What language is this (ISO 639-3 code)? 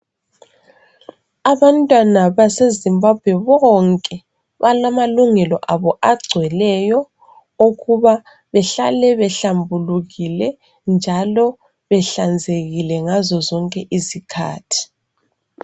nde